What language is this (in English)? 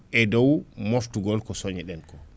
Fula